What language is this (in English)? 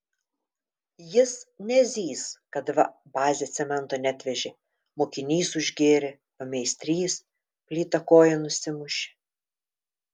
Lithuanian